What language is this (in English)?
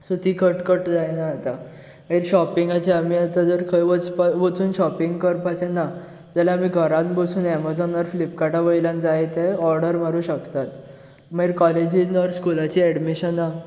Konkani